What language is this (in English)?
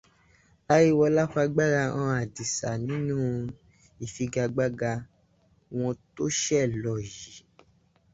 Yoruba